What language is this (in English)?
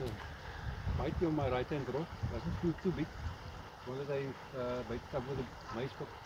English